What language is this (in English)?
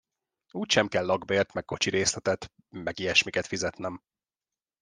Hungarian